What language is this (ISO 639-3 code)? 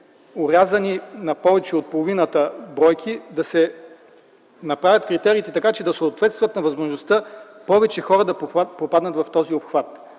bul